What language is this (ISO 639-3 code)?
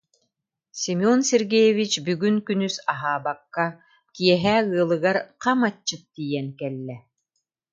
sah